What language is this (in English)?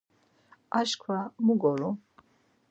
Laz